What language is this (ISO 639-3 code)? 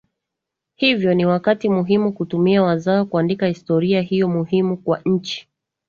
swa